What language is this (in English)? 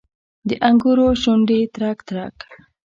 Pashto